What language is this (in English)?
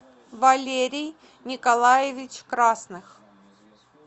Russian